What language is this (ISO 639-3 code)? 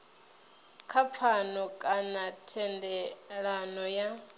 ven